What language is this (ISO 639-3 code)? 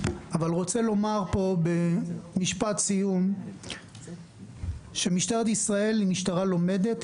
heb